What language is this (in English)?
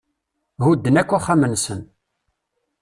Kabyle